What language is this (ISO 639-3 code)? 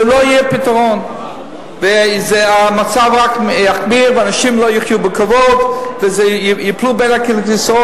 heb